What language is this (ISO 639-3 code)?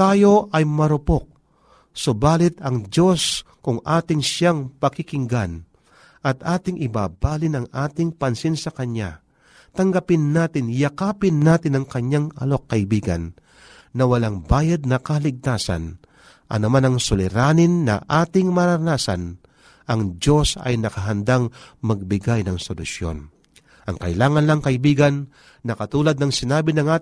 fil